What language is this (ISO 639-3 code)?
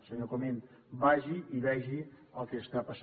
cat